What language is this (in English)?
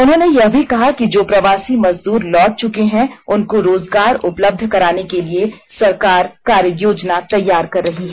Hindi